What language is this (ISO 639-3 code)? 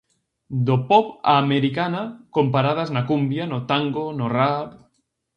glg